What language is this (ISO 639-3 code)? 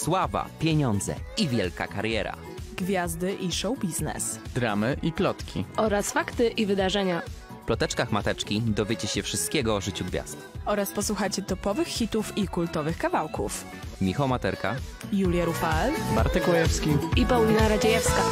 pol